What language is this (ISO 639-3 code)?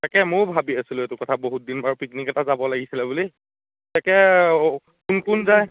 asm